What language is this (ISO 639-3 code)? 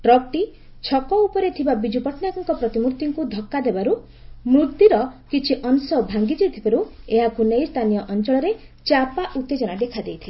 ori